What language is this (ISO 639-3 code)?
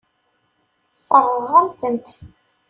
kab